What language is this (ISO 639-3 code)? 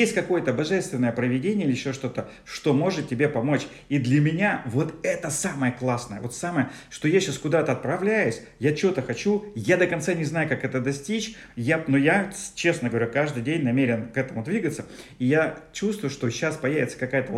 rus